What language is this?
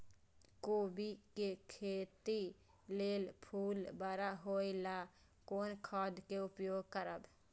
Maithili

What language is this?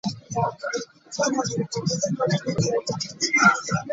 Ganda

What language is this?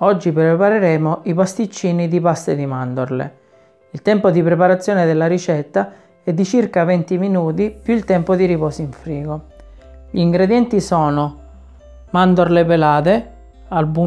Italian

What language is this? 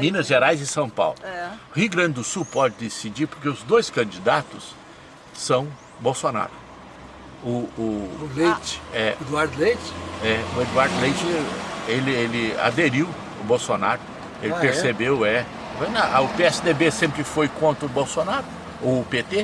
Portuguese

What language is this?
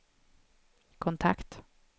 Swedish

